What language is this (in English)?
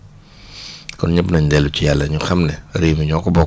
Wolof